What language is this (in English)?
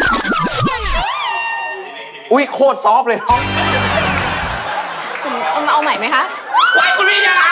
Thai